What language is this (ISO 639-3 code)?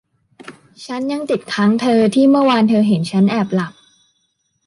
tha